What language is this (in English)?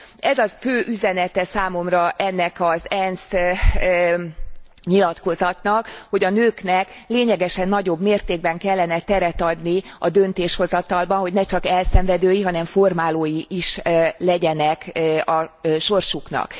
Hungarian